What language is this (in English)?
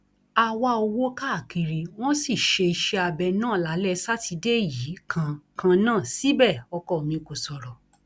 Yoruba